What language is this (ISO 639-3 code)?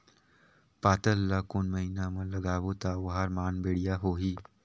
hne